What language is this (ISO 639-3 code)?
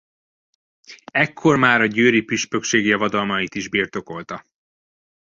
hun